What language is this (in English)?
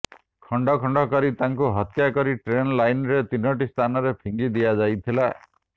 Odia